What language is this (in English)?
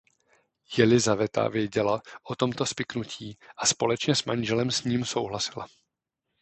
Czech